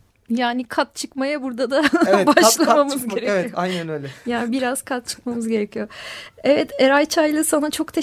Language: Turkish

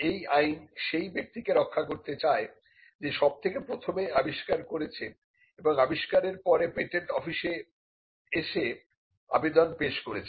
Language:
Bangla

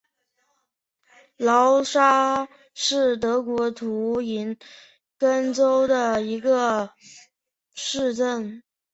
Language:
Chinese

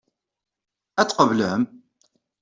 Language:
Kabyle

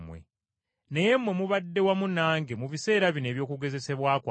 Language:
Ganda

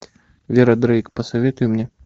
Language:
Russian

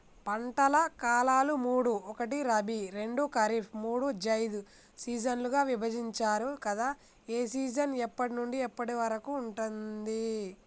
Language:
Telugu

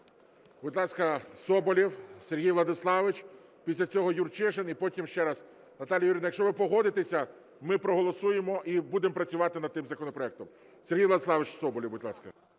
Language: Ukrainian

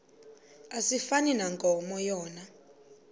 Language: Xhosa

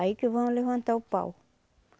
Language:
Portuguese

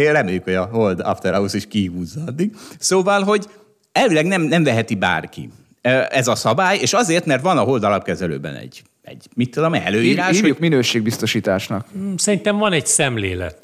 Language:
Hungarian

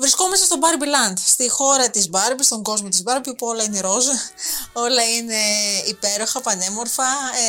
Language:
Greek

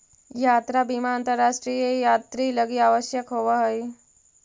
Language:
Magahi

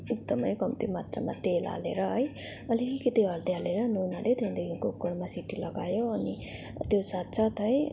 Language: Nepali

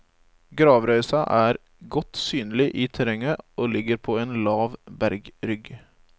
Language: Norwegian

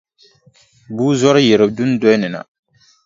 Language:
Dagbani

